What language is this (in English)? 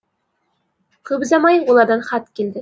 Kazakh